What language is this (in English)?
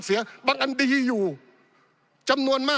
Thai